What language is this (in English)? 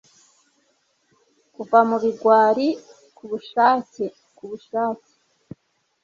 Kinyarwanda